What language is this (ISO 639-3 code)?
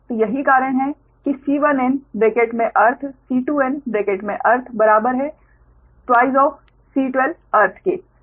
hin